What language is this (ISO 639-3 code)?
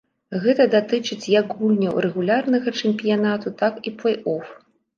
bel